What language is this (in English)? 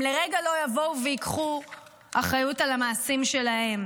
Hebrew